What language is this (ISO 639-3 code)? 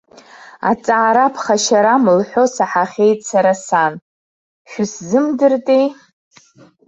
abk